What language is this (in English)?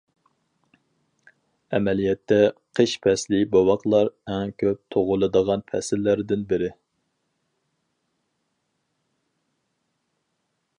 Uyghur